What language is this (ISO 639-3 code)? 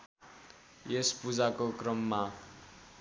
nep